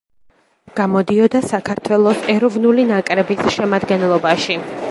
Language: Georgian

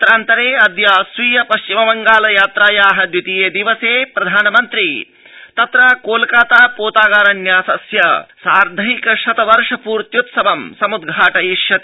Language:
Sanskrit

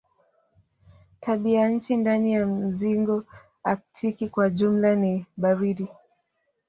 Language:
Swahili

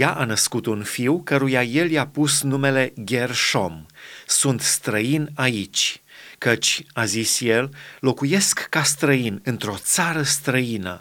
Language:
Romanian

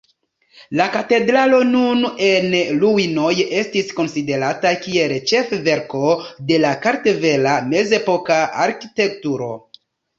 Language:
Esperanto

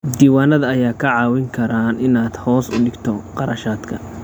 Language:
Somali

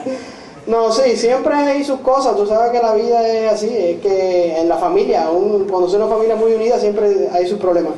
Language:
Spanish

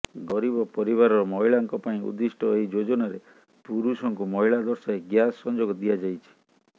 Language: Odia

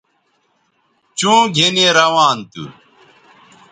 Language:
Bateri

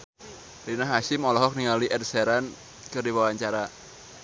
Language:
Sundanese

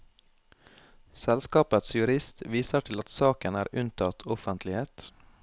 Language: Norwegian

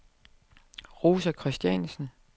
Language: Danish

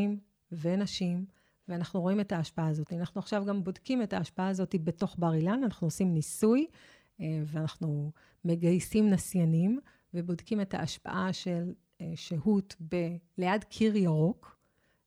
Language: Hebrew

